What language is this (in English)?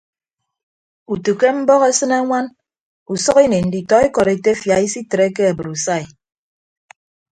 Ibibio